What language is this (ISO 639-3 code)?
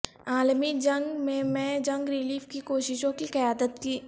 urd